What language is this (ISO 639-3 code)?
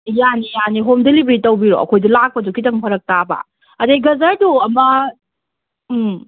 mni